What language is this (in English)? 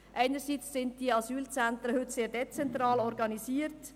Swiss German